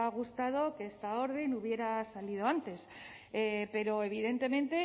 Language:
Spanish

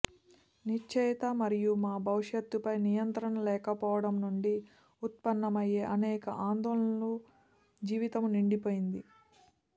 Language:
Telugu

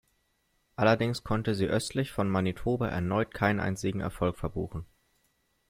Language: German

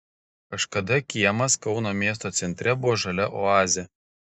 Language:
Lithuanian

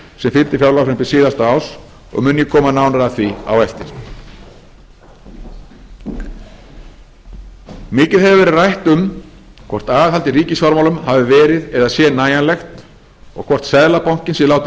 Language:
Icelandic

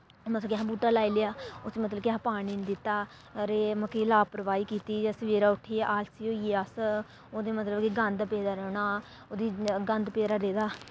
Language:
Dogri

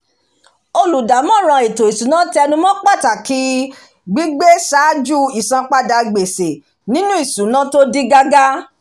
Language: Yoruba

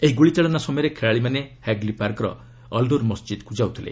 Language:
Odia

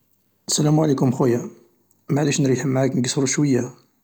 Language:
Algerian Arabic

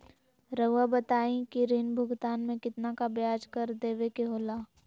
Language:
Magahi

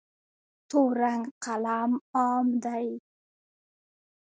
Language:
Pashto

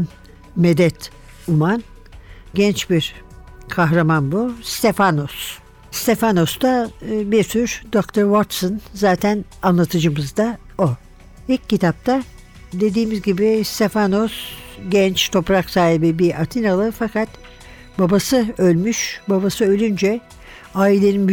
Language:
Turkish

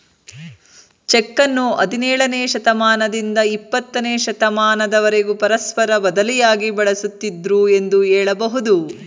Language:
Kannada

